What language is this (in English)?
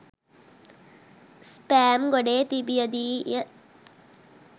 Sinhala